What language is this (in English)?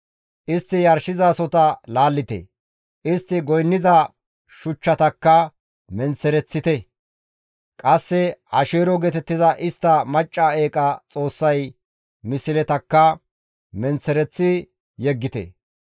Gamo